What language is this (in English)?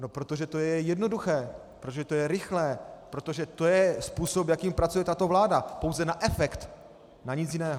Czech